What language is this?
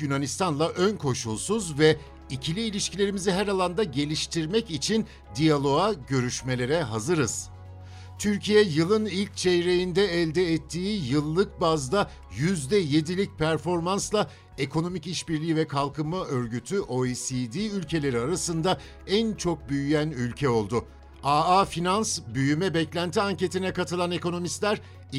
Turkish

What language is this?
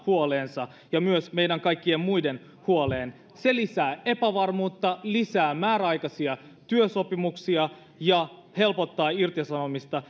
Finnish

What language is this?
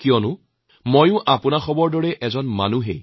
Assamese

